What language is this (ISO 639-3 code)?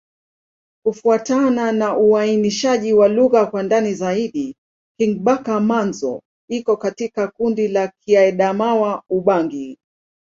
swa